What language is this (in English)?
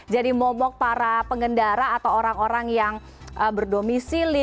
Indonesian